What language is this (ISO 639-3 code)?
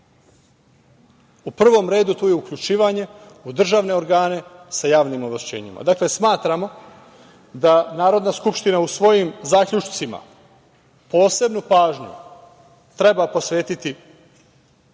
srp